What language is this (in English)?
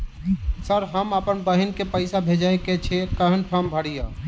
Maithili